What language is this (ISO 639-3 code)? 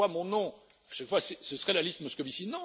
fra